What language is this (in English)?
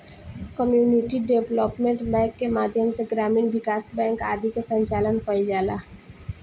Bhojpuri